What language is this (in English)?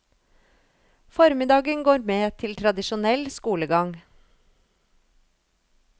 Norwegian